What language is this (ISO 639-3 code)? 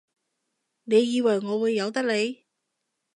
yue